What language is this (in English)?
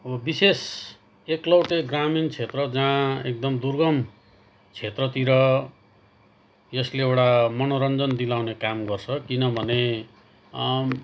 Nepali